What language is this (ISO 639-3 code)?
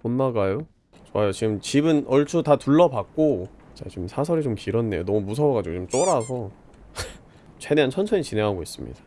kor